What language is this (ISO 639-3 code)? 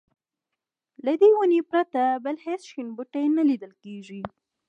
pus